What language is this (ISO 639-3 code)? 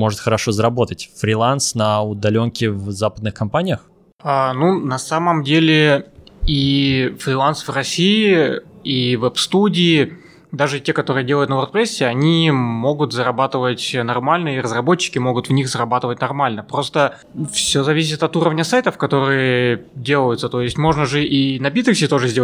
rus